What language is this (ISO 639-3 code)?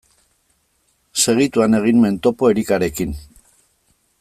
eus